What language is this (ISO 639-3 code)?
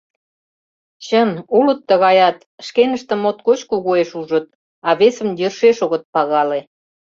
chm